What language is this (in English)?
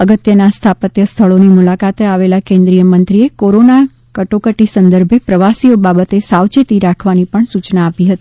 Gujarati